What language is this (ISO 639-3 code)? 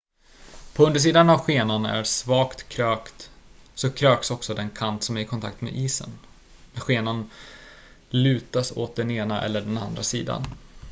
swe